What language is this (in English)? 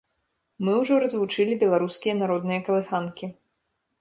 Belarusian